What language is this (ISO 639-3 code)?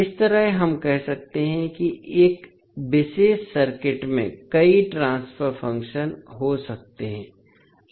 hin